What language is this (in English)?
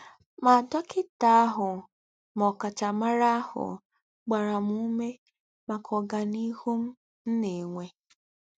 Igbo